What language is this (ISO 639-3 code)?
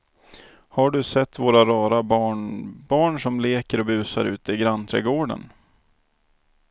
swe